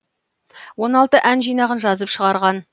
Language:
Kazakh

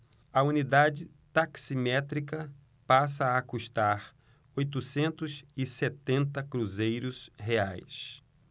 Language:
Portuguese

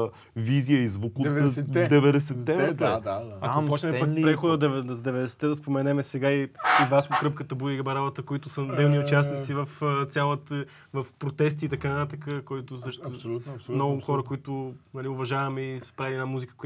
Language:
Bulgarian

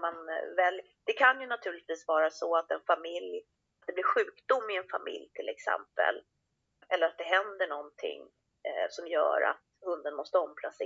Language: Swedish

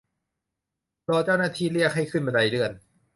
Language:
Thai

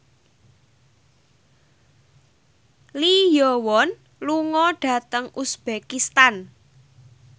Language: Javanese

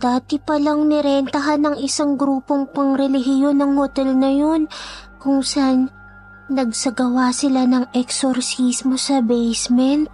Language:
Filipino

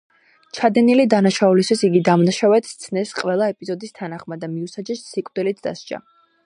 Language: Georgian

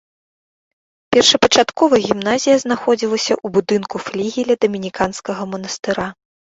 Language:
Belarusian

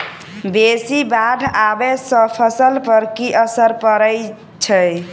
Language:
Maithili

